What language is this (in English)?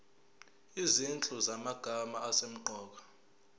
Zulu